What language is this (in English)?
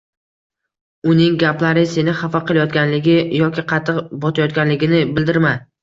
Uzbek